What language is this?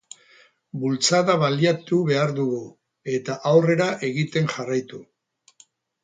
Basque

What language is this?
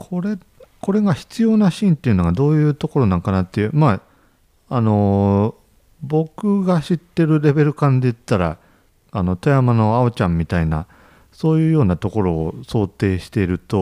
Japanese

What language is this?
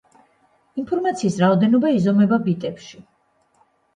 Georgian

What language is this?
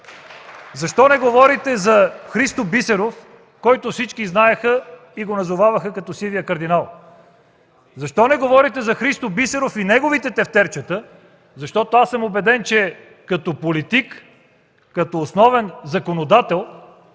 Bulgarian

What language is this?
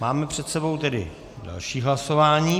Czech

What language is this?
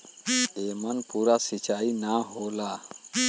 Bhojpuri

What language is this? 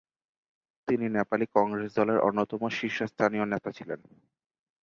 Bangla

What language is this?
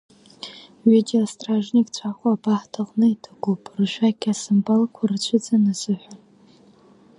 Abkhazian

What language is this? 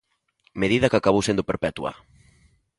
Galician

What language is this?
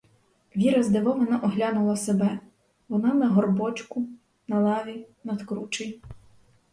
Ukrainian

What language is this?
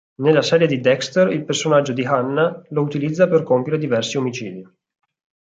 Italian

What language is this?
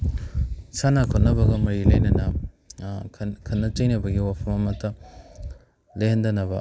Manipuri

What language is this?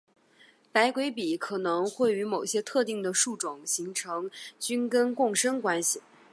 Chinese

